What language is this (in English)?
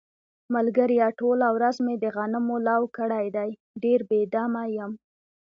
Pashto